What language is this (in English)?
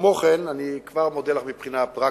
Hebrew